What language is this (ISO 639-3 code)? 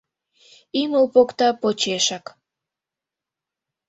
chm